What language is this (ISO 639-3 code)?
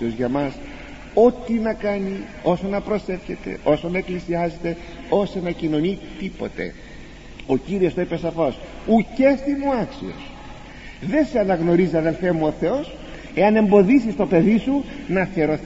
ell